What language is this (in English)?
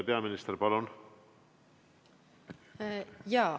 Estonian